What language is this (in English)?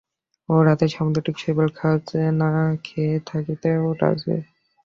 Bangla